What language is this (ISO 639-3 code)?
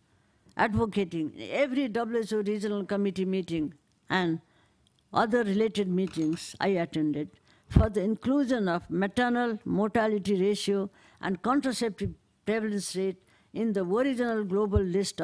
eng